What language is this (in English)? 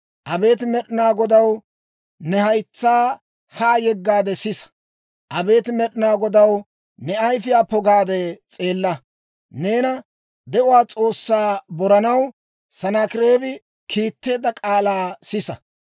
Dawro